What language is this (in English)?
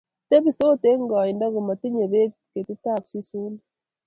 Kalenjin